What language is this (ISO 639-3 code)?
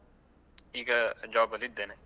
kan